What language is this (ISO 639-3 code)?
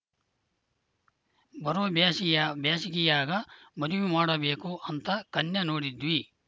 kan